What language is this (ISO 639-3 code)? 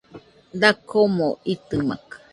hux